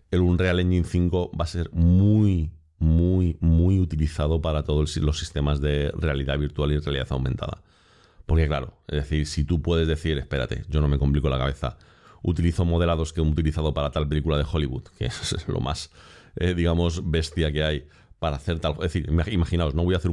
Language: Spanish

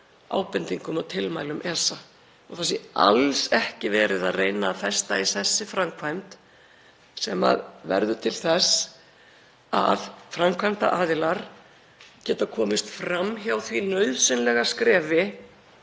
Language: Icelandic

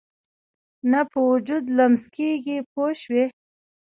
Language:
Pashto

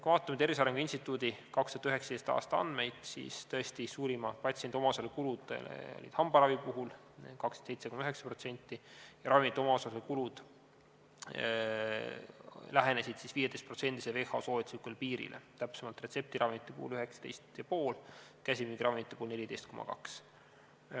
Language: Estonian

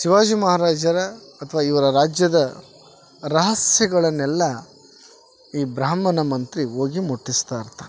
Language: Kannada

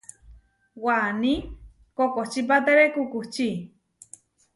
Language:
Huarijio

